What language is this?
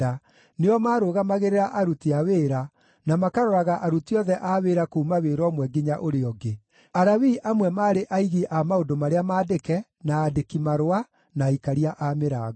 Kikuyu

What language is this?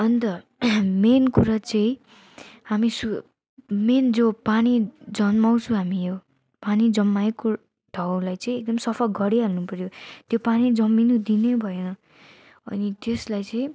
Nepali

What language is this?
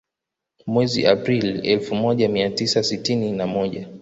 Swahili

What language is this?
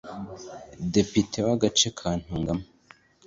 Kinyarwanda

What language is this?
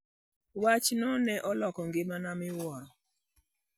Luo (Kenya and Tanzania)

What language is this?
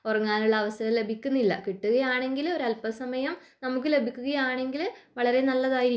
Malayalam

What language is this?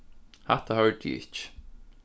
Faroese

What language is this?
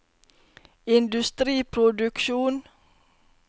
Norwegian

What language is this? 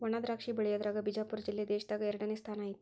Kannada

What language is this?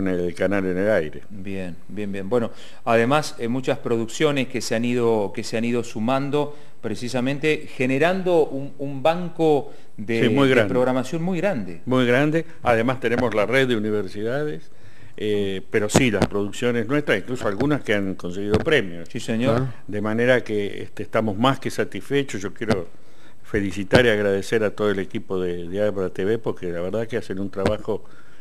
Spanish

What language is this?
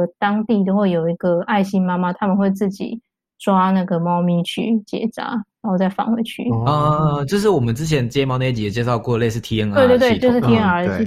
Chinese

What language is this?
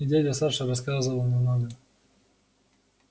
Russian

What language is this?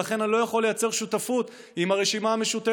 Hebrew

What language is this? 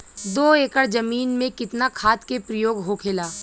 Bhojpuri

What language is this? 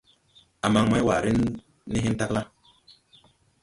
Tupuri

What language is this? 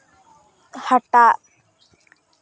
Santali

